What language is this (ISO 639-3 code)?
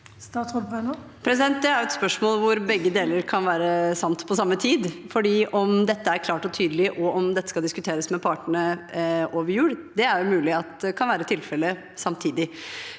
nor